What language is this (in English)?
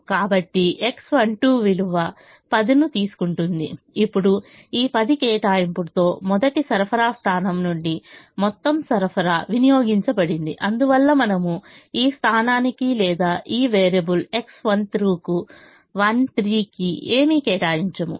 Telugu